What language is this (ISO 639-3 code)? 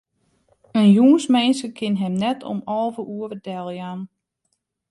fry